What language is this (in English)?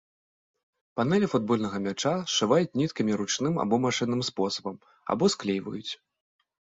Belarusian